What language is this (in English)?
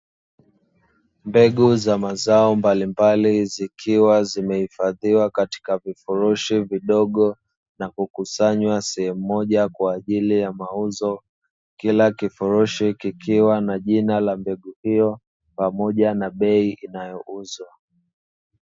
Swahili